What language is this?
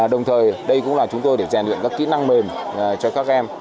Vietnamese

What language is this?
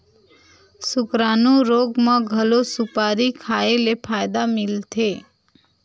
Chhattisgarhi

